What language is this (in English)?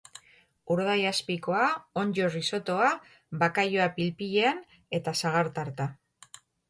Basque